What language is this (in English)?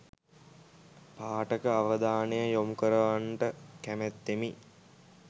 Sinhala